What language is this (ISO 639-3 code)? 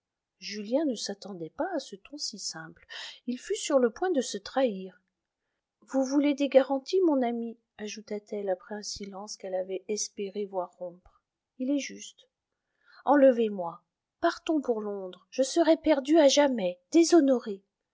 fra